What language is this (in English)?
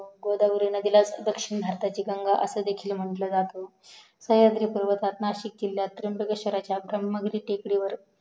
Marathi